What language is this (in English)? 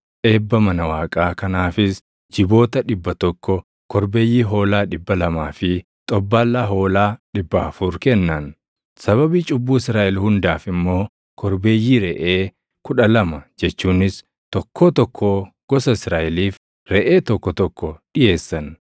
Oromo